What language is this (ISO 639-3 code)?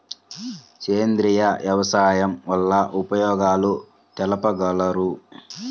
tel